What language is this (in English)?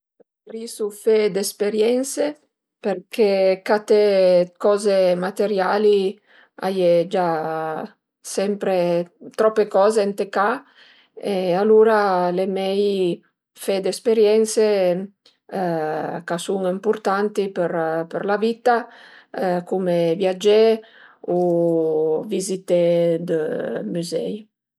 Piedmontese